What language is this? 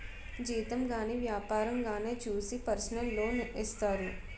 Telugu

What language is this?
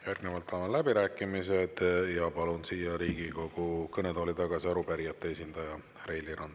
Estonian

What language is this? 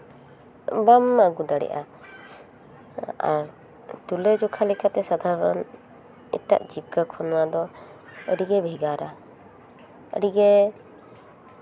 Santali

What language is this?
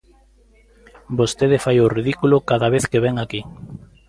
Galician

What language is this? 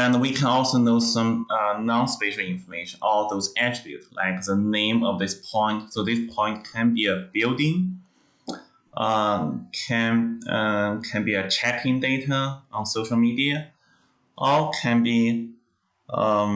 English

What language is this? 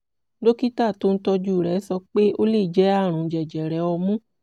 Yoruba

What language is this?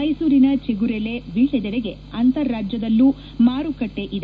Kannada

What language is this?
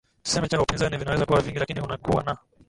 Swahili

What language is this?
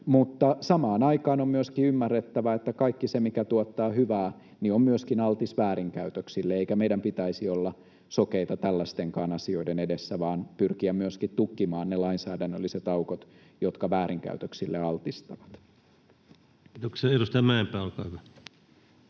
Finnish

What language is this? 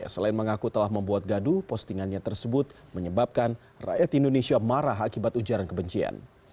Indonesian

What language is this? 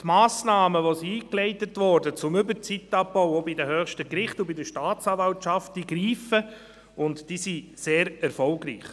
Swiss German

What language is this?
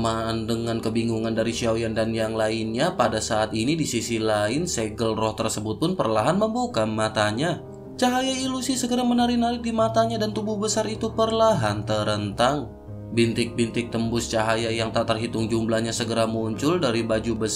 Indonesian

